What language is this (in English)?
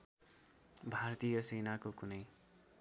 Nepali